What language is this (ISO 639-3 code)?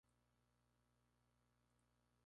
spa